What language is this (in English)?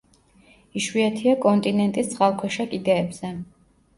Georgian